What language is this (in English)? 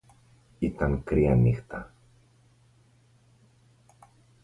Greek